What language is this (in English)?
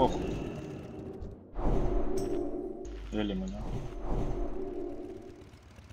Russian